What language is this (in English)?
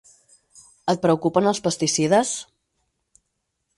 Catalan